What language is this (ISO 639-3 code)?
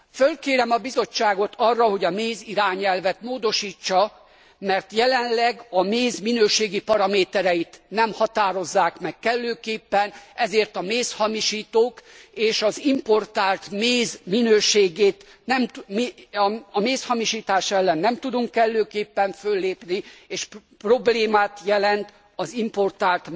hun